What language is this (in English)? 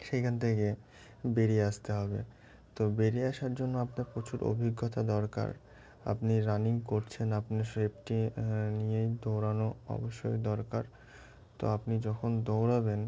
Bangla